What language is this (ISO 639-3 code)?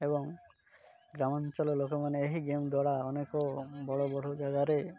ori